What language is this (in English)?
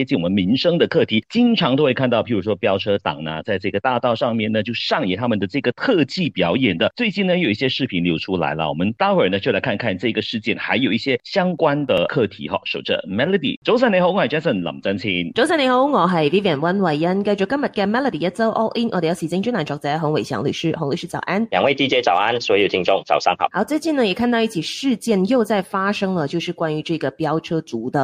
Chinese